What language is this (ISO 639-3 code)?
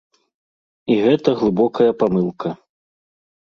bel